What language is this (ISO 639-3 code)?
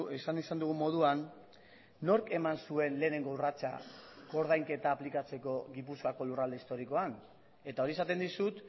eus